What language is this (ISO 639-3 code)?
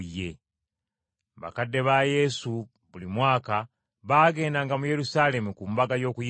lug